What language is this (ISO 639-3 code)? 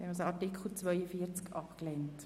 gsw